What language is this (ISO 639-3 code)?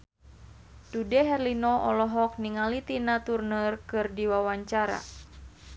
sun